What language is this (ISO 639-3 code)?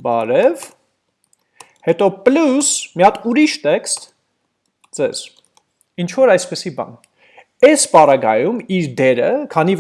nld